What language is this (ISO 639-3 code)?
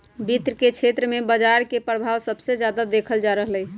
mag